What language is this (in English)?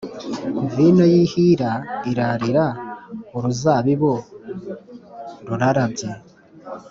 Kinyarwanda